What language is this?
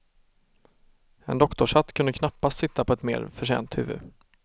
Swedish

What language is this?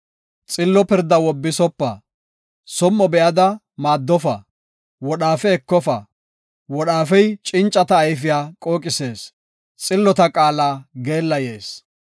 Gofa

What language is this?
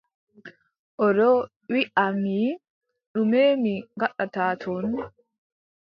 Adamawa Fulfulde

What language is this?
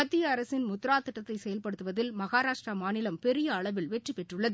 Tamil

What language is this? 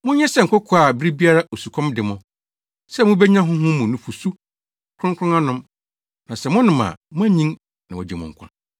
Akan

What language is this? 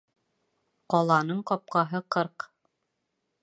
Bashkir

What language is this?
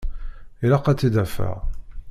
Kabyle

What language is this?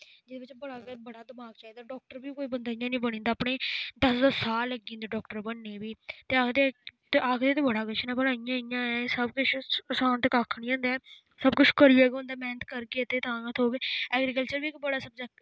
Dogri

